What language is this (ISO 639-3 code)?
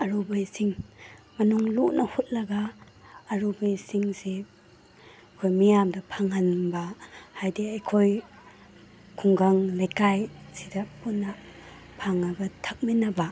mni